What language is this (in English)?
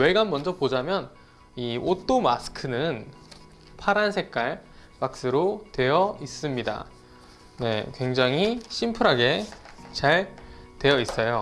Korean